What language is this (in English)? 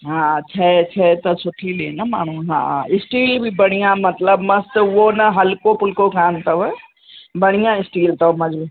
Sindhi